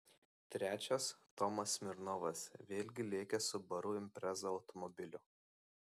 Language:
Lithuanian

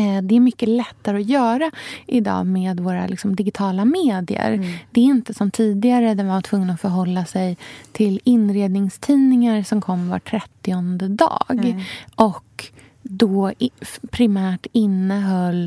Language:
Swedish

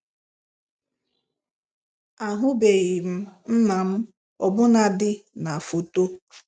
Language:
Igbo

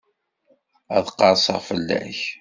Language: Kabyle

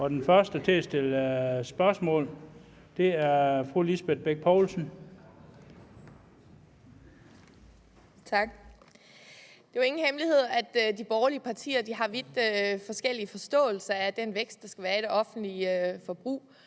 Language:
Danish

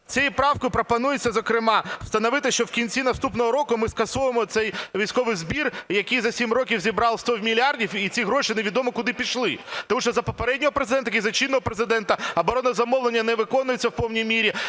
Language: Ukrainian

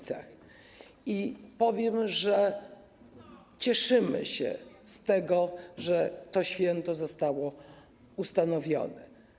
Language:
Polish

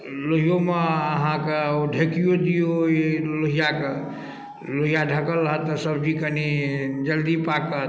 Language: Maithili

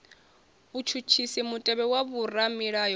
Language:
Venda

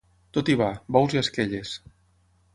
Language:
Catalan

